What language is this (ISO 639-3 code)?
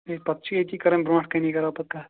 kas